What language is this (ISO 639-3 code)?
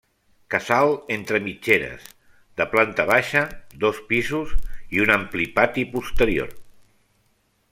cat